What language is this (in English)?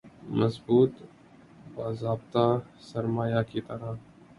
Urdu